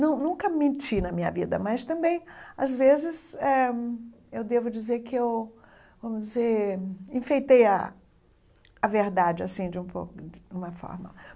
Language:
Portuguese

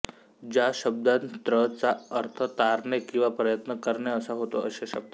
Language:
Marathi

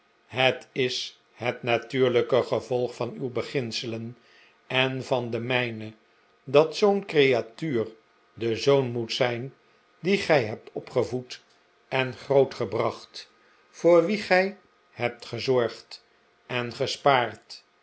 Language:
Dutch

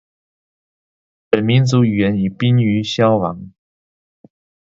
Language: Chinese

